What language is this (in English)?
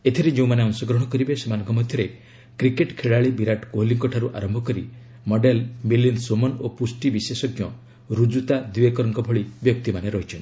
Odia